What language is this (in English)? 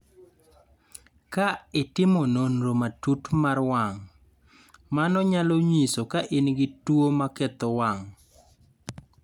Luo (Kenya and Tanzania)